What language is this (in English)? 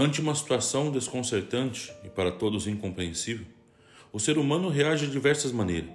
Portuguese